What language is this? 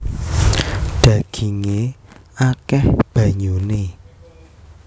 Javanese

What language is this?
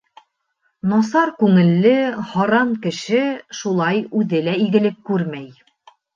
Bashkir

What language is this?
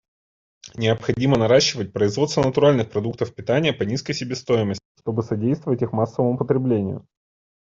Russian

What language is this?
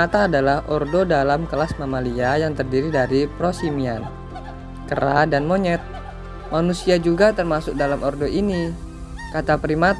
Indonesian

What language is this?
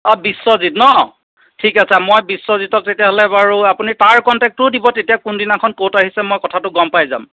Assamese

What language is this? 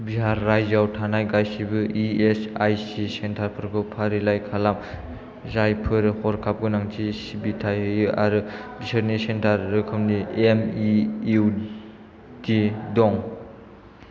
Bodo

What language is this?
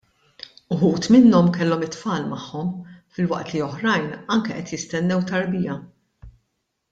Maltese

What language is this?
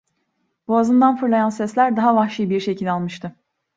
Turkish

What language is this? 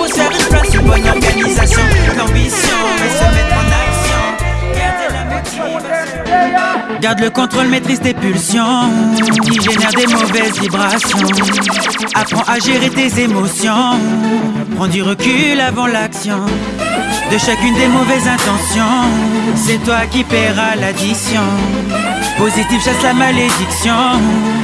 French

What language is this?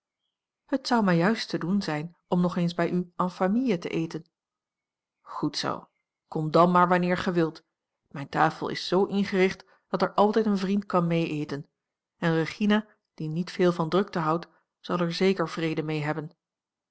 Dutch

